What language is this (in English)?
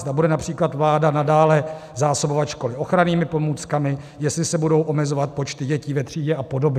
Czech